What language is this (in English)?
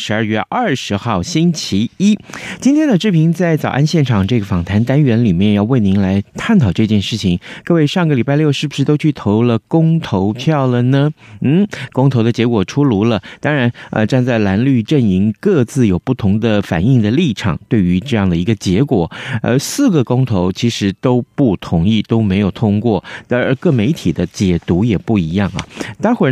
Chinese